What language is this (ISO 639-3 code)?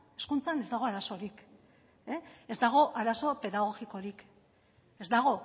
eus